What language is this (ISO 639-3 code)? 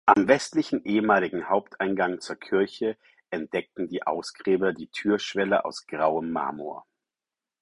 deu